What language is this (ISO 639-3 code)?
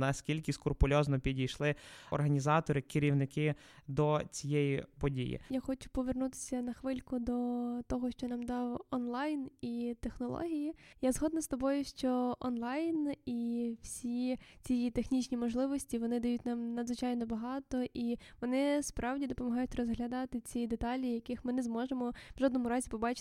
ukr